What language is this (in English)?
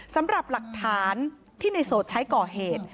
Thai